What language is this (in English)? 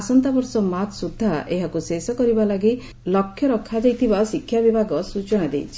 Odia